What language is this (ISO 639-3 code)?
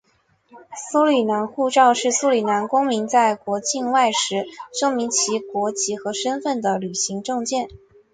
zho